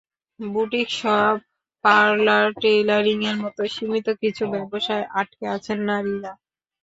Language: Bangla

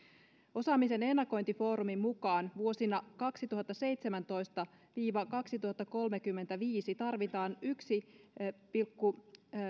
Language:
Finnish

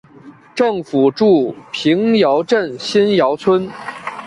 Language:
Chinese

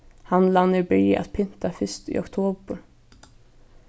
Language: Faroese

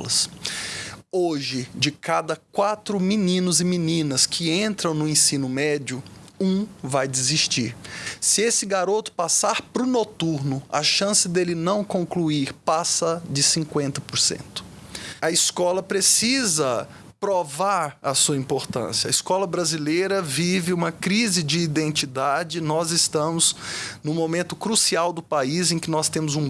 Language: Portuguese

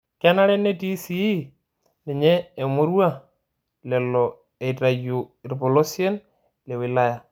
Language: Masai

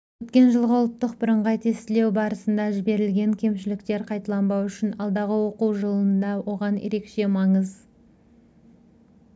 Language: Kazakh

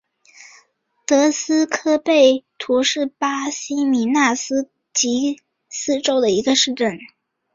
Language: Chinese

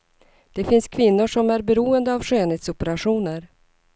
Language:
Swedish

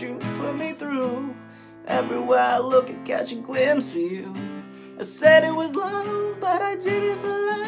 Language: English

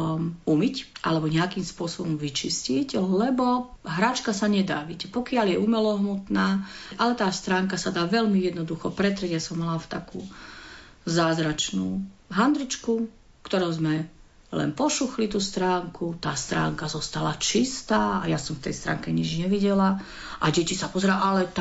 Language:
Slovak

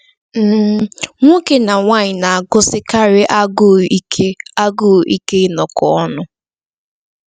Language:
Igbo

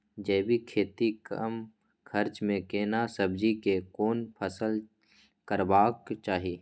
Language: Maithili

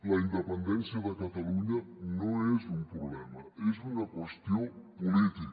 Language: Catalan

